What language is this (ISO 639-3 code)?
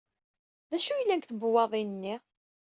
kab